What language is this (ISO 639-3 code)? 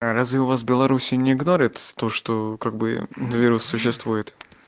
rus